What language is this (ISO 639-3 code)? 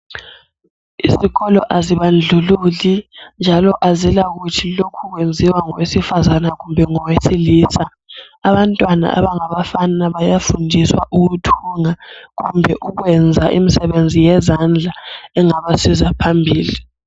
nde